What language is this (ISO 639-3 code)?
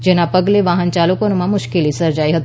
guj